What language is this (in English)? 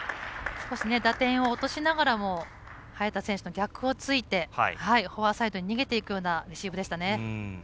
Japanese